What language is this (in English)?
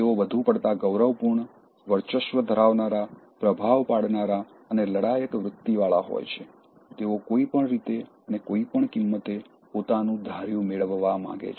Gujarati